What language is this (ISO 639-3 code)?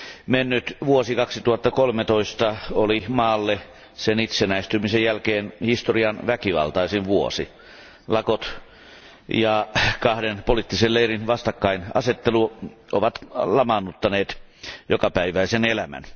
fin